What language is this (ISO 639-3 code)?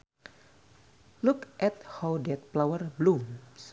sun